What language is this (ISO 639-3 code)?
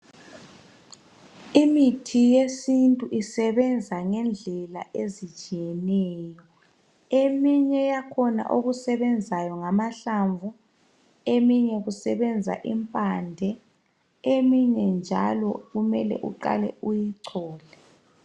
nde